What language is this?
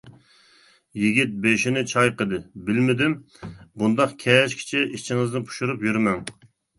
Uyghur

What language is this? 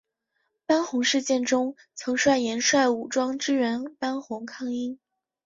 Chinese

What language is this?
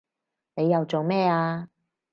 Cantonese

